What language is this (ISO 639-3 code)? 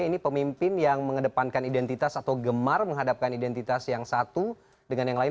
ind